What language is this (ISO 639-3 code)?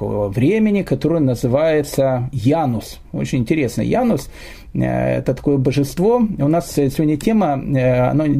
rus